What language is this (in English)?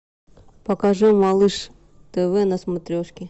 Russian